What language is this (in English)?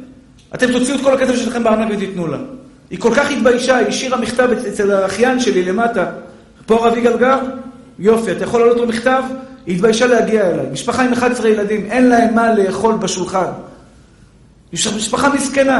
Hebrew